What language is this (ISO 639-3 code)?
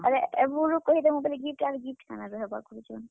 ori